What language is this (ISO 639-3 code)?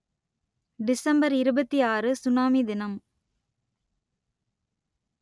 tam